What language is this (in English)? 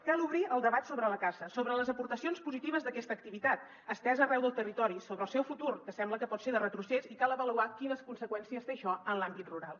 Catalan